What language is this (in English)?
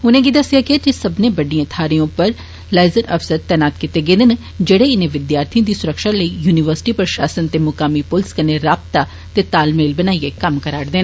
Dogri